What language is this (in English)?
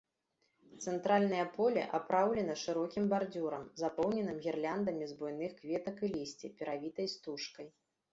Belarusian